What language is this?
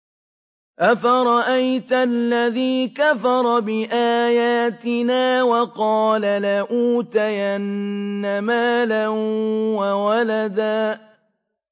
Arabic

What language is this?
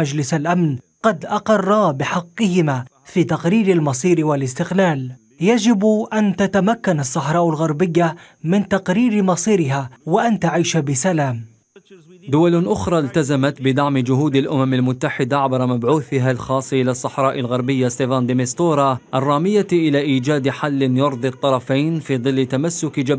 Arabic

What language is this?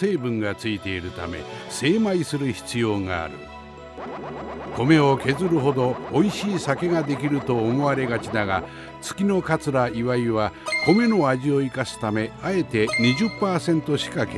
Japanese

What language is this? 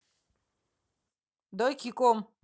Russian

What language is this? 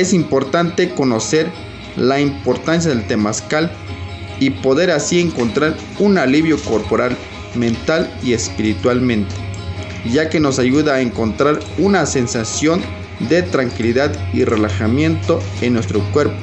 Spanish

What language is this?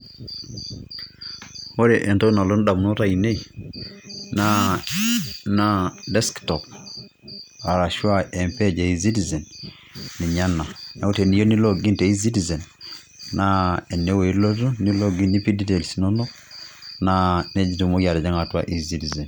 Masai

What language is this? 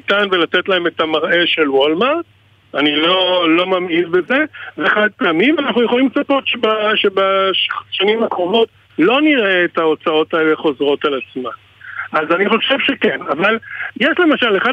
Hebrew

